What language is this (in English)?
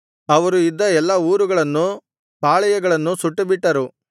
Kannada